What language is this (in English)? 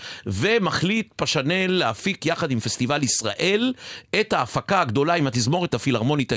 Hebrew